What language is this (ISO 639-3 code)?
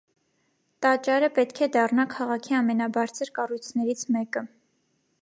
hye